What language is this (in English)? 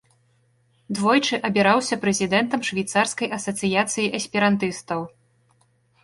Belarusian